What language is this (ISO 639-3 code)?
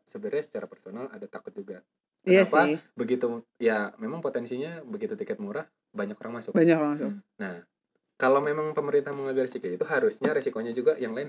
ind